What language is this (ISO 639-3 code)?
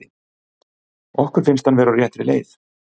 isl